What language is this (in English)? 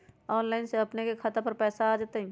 Magahi